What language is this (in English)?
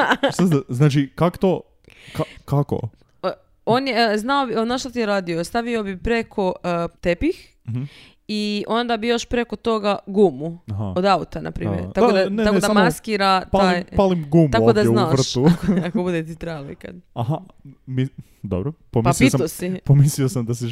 Croatian